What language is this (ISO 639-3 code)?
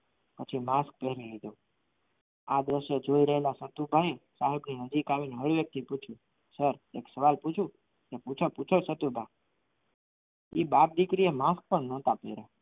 guj